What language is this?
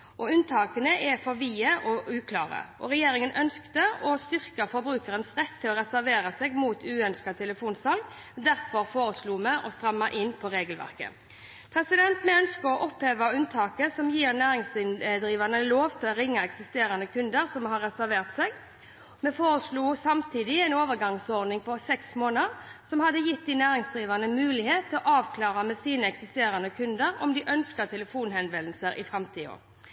Norwegian Bokmål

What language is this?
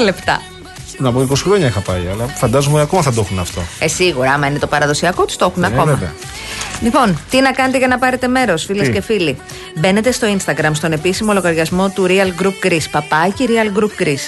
Greek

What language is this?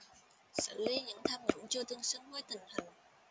Vietnamese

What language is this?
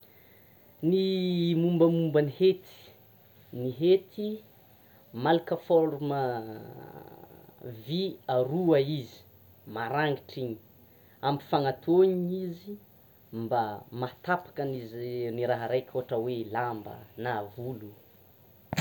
Tsimihety Malagasy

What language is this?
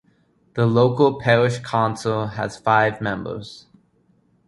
English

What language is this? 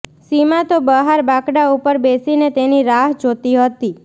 Gujarati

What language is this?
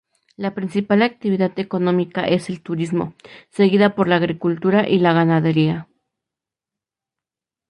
Spanish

